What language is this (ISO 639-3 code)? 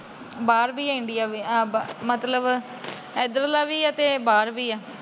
pan